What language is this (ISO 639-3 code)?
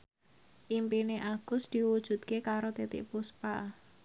jav